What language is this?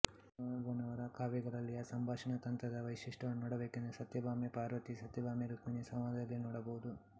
Kannada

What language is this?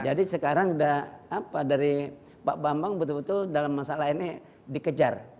Indonesian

